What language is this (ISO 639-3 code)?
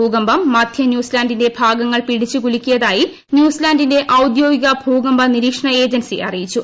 mal